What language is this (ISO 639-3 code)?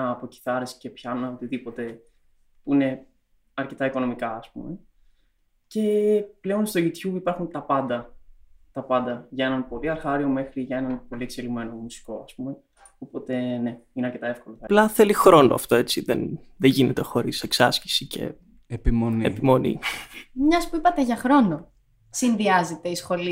ell